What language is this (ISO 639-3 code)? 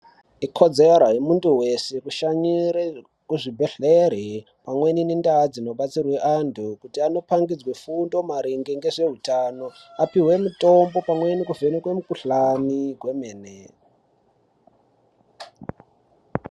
ndc